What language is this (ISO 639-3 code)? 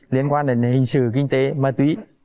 vie